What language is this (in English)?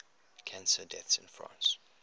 English